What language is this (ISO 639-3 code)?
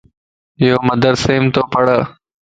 lss